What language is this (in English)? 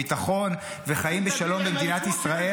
Hebrew